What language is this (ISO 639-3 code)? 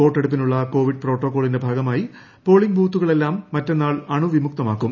mal